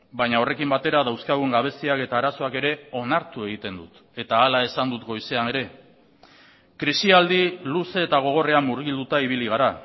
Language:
Basque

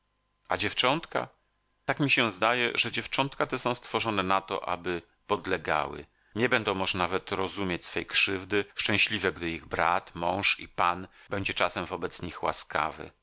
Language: Polish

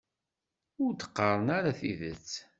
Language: Kabyle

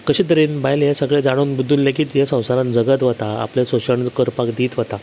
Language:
Konkani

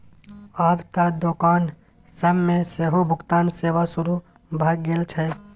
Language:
Maithili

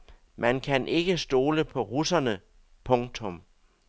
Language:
Danish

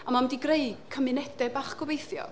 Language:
Welsh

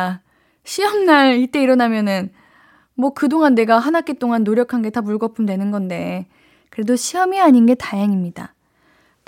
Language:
Korean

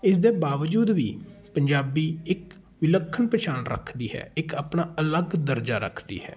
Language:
Punjabi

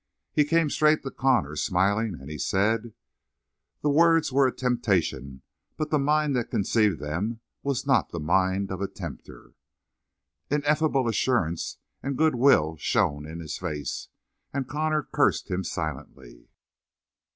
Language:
English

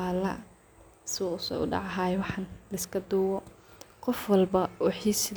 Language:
Somali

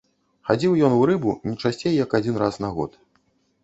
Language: Belarusian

